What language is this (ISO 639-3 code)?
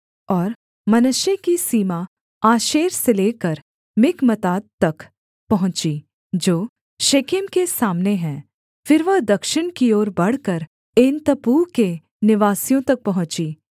hin